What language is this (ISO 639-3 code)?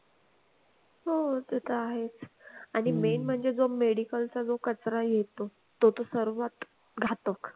mar